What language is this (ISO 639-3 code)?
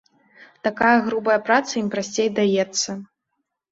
bel